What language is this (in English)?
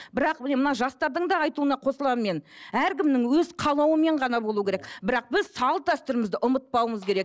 Kazakh